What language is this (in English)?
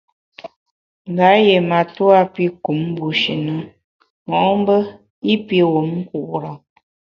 Bamun